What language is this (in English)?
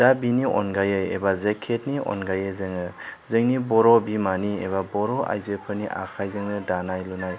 Bodo